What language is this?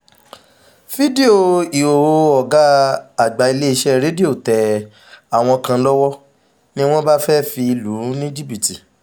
Yoruba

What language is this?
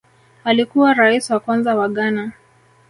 Swahili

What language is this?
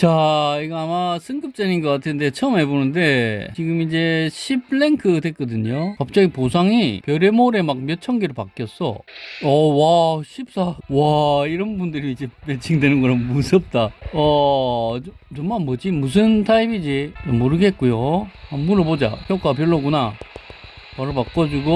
Korean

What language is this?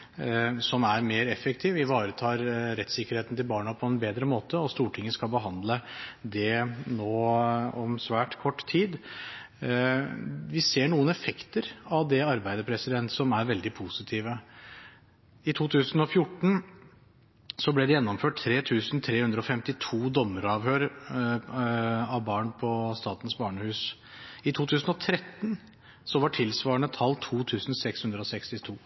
Norwegian Bokmål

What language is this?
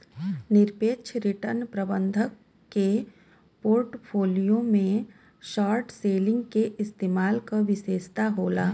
Bhojpuri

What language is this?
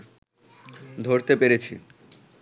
Bangla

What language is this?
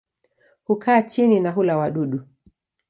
Swahili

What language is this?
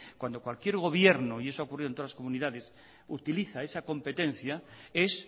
Spanish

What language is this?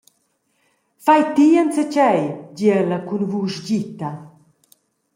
Romansh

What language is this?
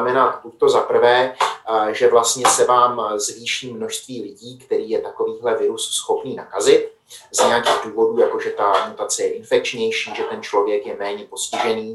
Czech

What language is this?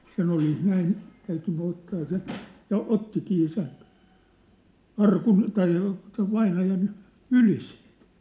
Finnish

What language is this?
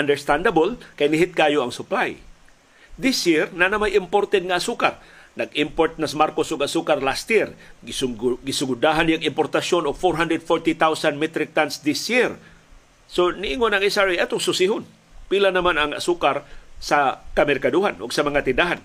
Filipino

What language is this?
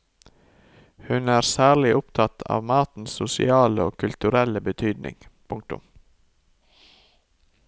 Norwegian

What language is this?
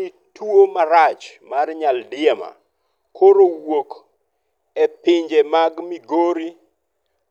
Luo (Kenya and Tanzania)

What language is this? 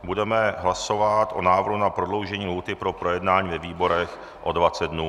Czech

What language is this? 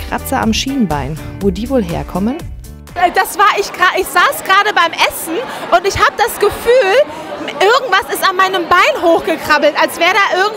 German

